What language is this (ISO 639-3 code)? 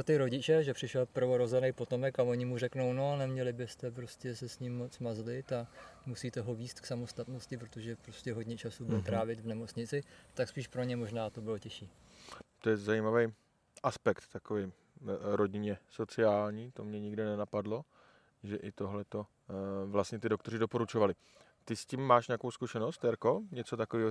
ces